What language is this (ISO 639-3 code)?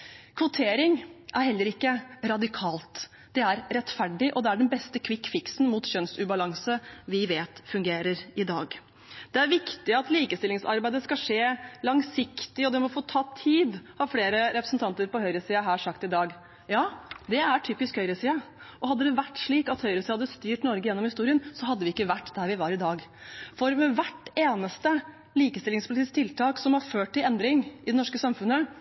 nob